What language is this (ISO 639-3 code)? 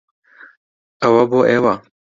ckb